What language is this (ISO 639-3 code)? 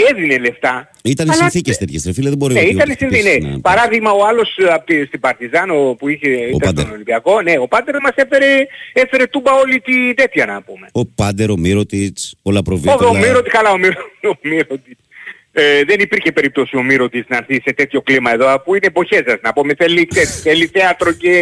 ell